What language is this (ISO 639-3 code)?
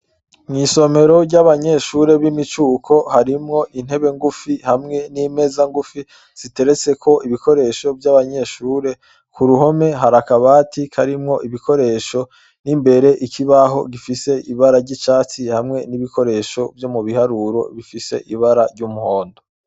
run